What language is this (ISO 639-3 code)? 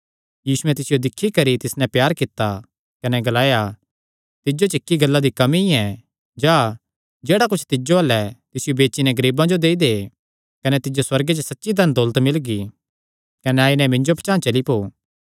xnr